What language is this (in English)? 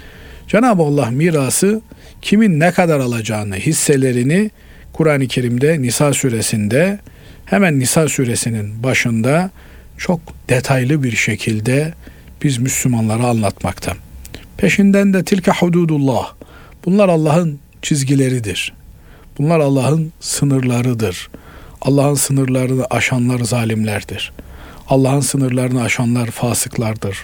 Turkish